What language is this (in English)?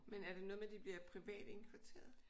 Danish